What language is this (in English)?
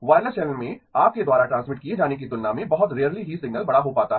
Hindi